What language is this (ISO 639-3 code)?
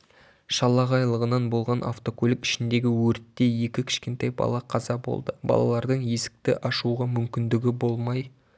kaz